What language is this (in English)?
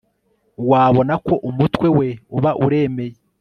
Kinyarwanda